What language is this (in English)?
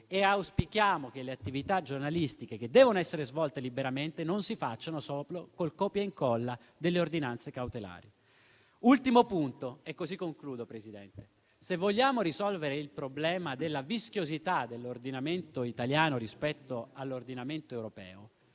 Italian